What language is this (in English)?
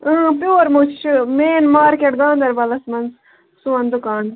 Kashmiri